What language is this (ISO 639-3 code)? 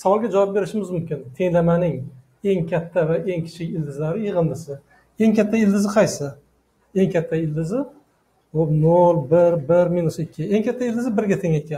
tur